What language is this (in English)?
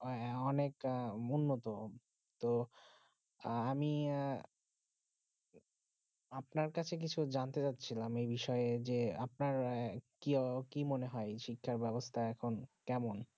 Bangla